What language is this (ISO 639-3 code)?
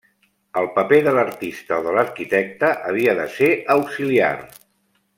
cat